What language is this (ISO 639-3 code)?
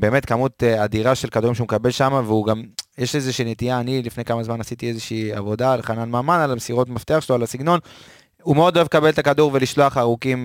heb